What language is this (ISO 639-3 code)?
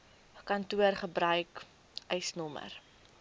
afr